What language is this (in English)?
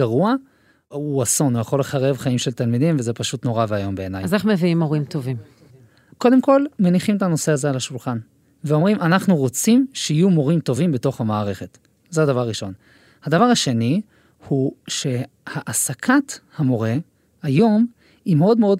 Hebrew